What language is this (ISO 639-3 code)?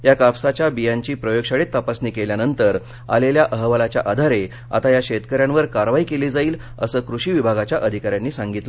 mar